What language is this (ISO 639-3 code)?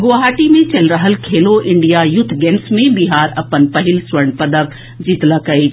mai